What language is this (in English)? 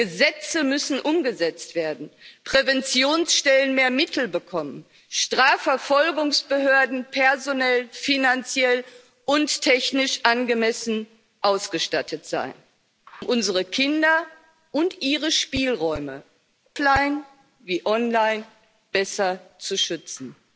German